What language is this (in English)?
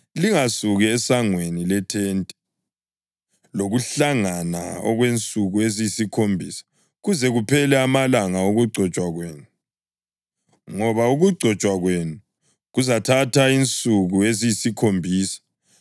North Ndebele